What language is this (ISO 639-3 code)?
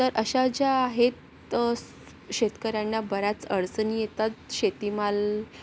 mar